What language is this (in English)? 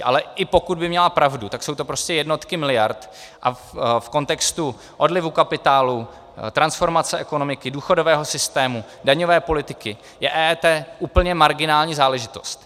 Czech